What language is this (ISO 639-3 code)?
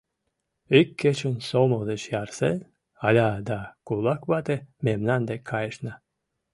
chm